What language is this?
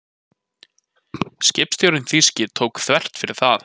Icelandic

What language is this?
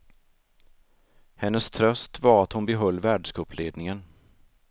Swedish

